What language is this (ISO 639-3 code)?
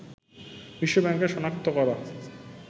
ben